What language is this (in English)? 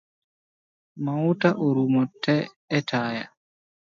Luo (Kenya and Tanzania)